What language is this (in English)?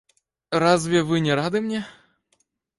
Russian